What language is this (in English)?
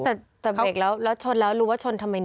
Thai